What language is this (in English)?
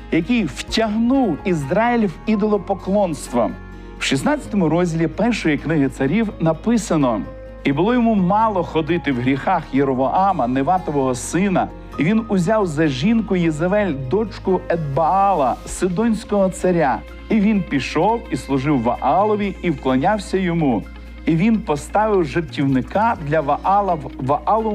Ukrainian